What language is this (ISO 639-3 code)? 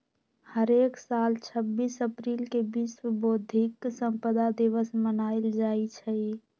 mag